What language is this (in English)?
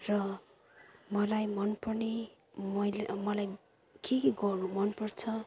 Nepali